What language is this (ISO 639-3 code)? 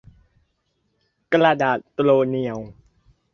tha